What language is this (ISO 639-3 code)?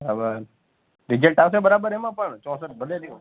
guj